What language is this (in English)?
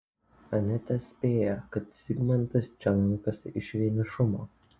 Lithuanian